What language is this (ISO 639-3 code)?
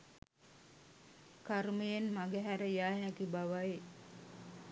sin